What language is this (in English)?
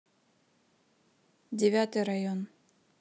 Russian